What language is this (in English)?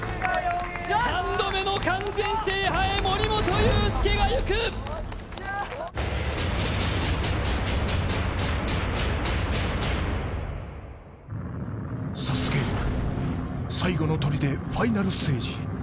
Japanese